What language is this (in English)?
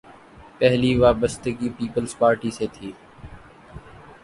Urdu